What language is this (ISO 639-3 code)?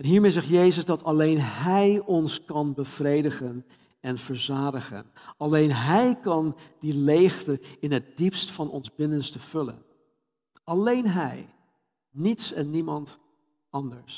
nld